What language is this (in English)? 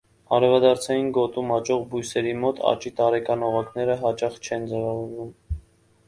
Armenian